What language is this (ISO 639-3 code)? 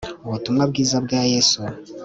kin